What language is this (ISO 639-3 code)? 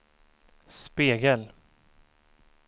swe